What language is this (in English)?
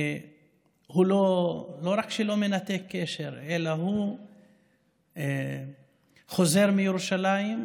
Hebrew